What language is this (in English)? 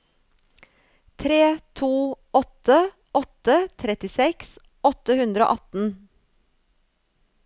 Norwegian